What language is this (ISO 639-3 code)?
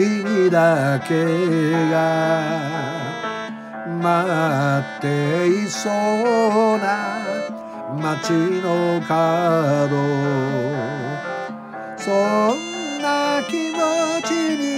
jpn